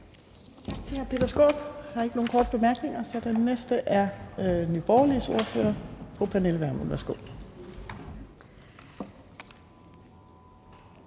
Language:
Danish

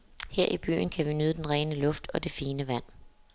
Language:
Danish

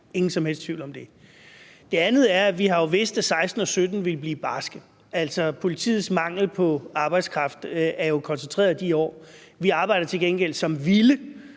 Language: Danish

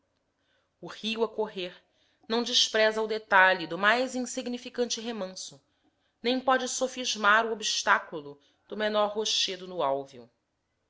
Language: Portuguese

